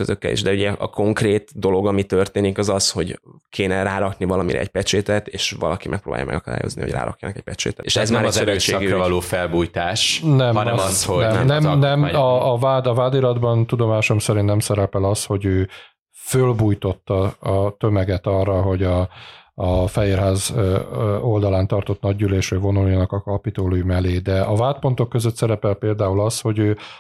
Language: Hungarian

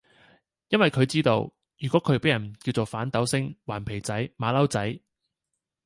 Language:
Cantonese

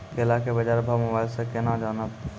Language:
Maithili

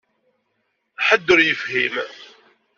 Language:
Kabyle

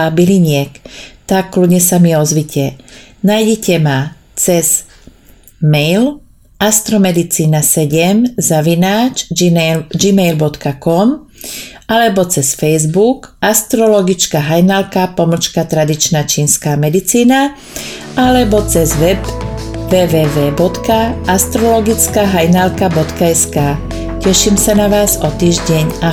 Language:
Czech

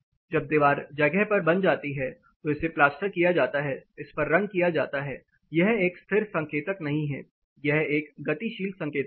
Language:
Hindi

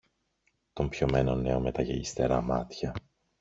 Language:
Greek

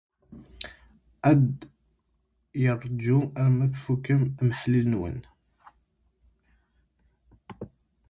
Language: Kabyle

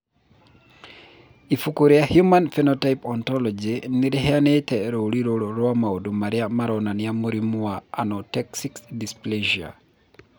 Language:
Kikuyu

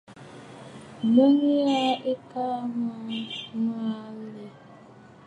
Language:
Bafut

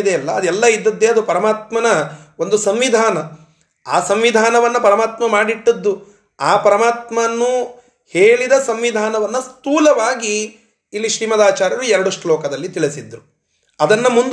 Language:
Kannada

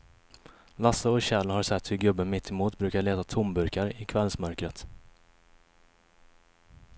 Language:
Swedish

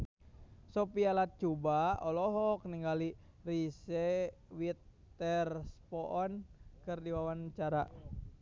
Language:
Sundanese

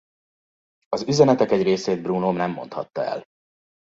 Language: Hungarian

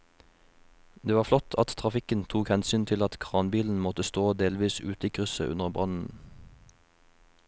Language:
Norwegian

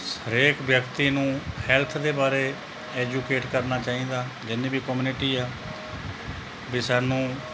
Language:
Punjabi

